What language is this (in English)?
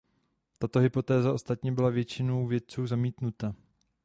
Czech